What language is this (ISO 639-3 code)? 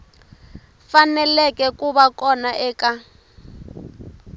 tso